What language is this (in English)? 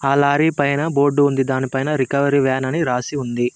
Telugu